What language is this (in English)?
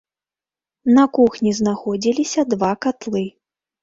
Belarusian